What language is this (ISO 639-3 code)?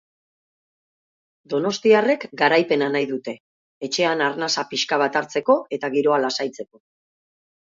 eus